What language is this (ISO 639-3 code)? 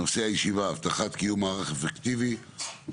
heb